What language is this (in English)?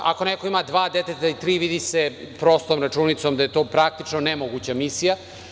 Serbian